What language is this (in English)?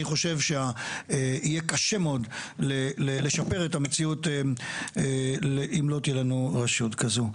Hebrew